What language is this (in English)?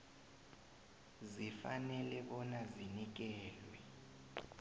South Ndebele